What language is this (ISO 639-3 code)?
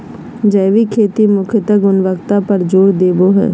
mag